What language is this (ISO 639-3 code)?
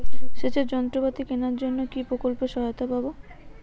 ben